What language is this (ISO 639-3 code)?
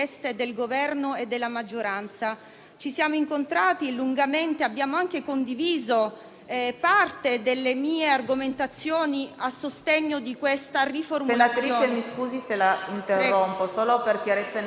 ita